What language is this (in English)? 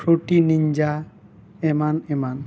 Santali